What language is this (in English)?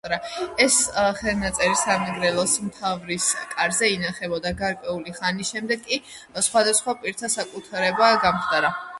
Georgian